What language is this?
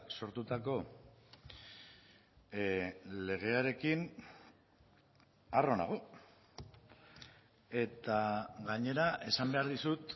Basque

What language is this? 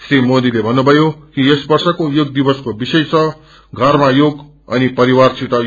Nepali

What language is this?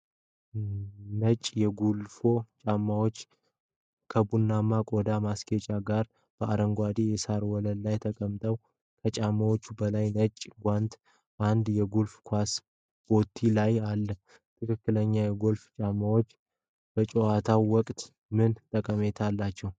Amharic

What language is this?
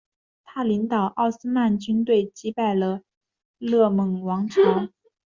Chinese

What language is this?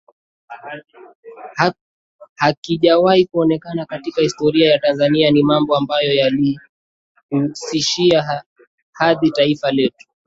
Swahili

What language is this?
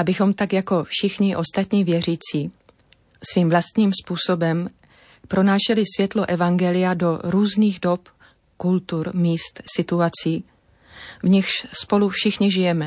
Czech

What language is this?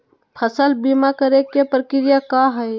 Magahi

